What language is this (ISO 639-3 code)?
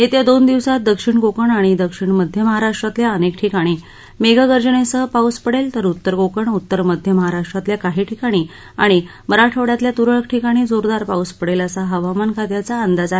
mar